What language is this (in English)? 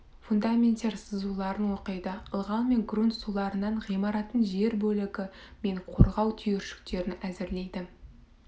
Kazakh